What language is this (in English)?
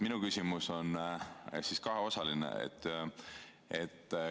Estonian